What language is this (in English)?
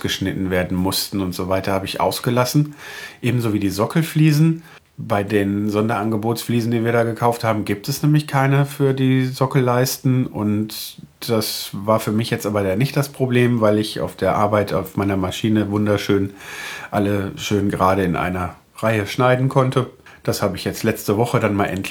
German